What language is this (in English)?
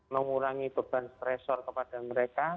Indonesian